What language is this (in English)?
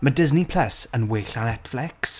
Welsh